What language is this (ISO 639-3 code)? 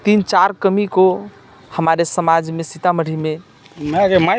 mai